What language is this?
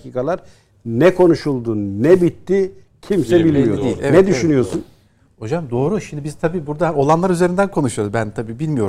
Turkish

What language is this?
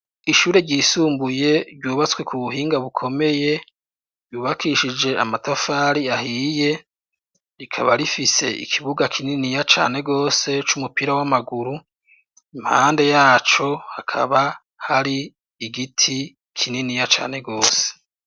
Rundi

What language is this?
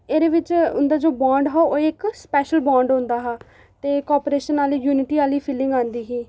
Dogri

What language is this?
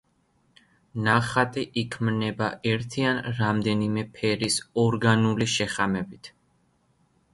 Georgian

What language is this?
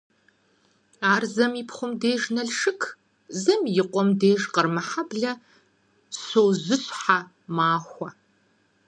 Kabardian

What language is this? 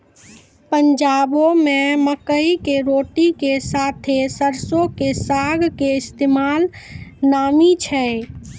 Maithili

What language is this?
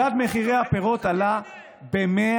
Hebrew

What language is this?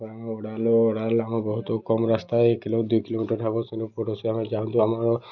Odia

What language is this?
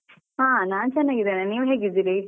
Kannada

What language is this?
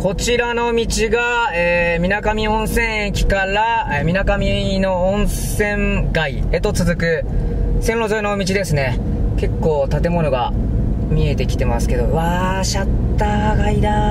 Japanese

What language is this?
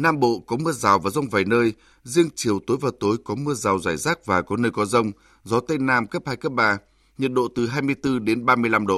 Vietnamese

